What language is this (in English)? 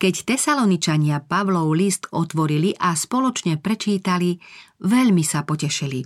Slovak